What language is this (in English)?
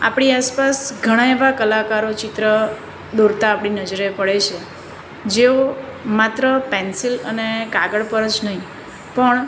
Gujarati